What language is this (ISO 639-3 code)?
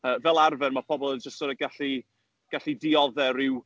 cym